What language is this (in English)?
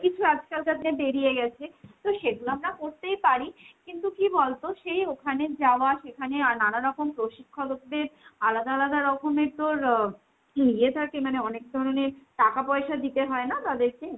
Bangla